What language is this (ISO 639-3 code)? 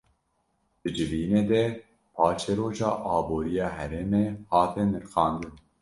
kur